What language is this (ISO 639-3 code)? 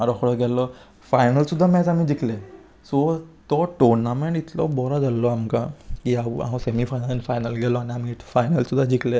kok